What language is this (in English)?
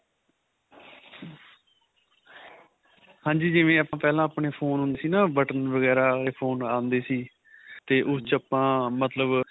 Punjabi